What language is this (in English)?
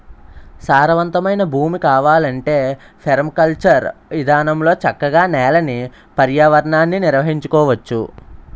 Telugu